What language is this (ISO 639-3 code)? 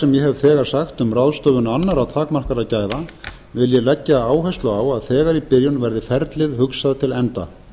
isl